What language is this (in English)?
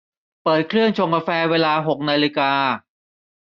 Thai